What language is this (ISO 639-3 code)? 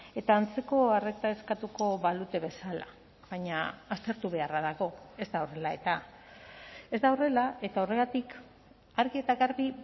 eus